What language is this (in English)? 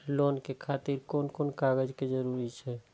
Maithili